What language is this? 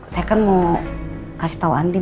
Indonesian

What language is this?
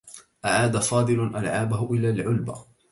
Arabic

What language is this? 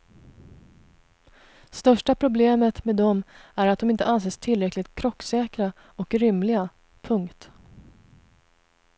Swedish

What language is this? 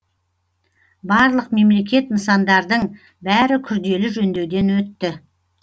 Kazakh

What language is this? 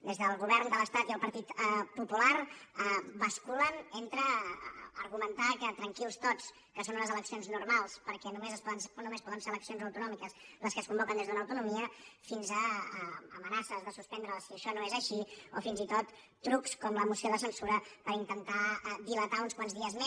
Catalan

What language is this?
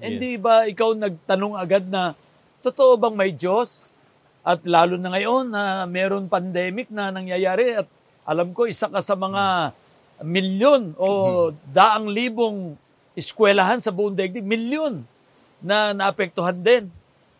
Filipino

